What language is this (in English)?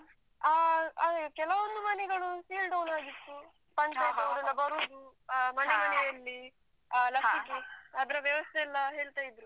Kannada